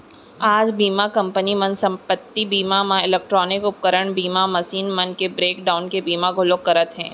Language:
Chhattisgarhi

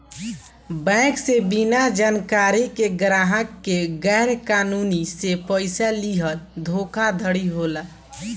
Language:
Bhojpuri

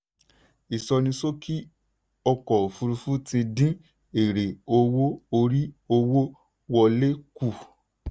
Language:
Yoruba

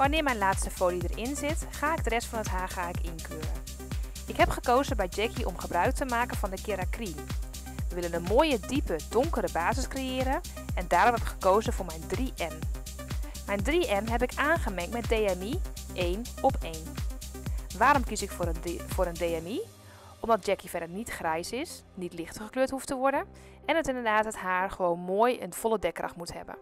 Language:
Dutch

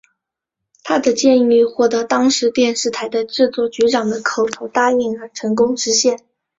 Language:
Chinese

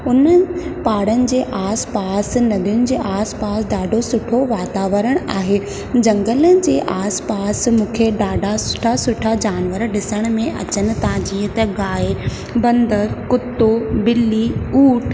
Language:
Sindhi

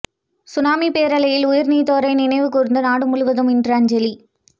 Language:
Tamil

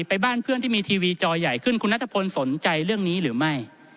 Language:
Thai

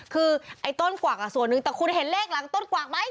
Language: Thai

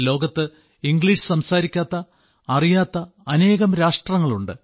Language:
Malayalam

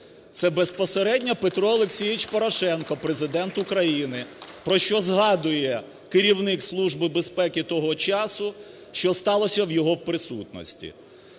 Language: Ukrainian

